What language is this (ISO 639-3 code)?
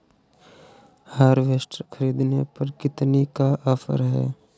hin